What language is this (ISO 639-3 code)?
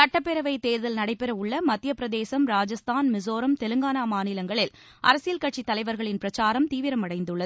tam